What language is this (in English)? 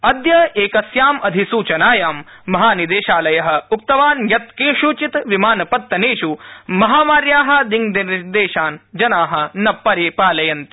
Sanskrit